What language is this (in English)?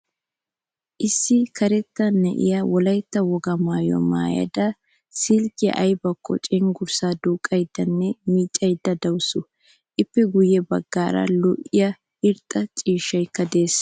Wolaytta